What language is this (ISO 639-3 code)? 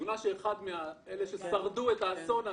heb